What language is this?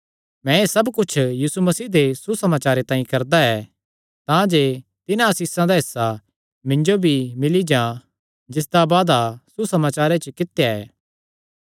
Kangri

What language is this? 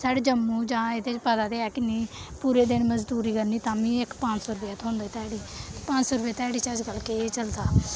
Dogri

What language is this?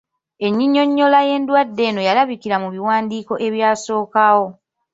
Ganda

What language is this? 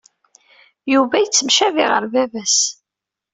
Kabyle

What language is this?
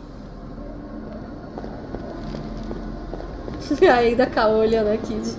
Portuguese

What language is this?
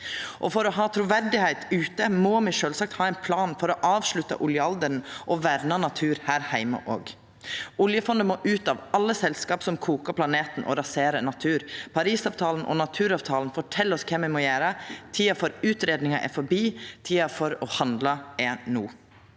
Norwegian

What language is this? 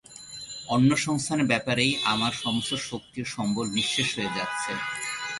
Bangla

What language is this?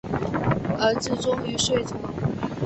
Chinese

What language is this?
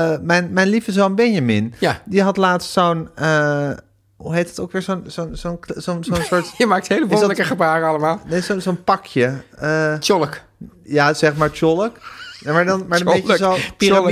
Dutch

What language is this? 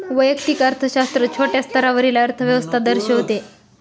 Marathi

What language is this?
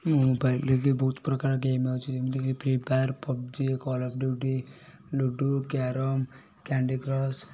Odia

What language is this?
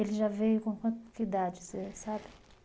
Portuguese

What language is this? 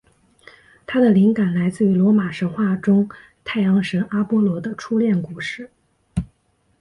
Chinese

